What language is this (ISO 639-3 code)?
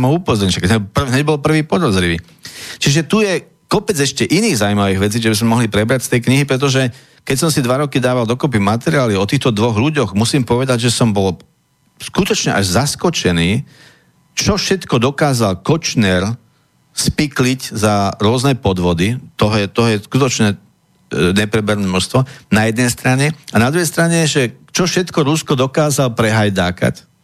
slk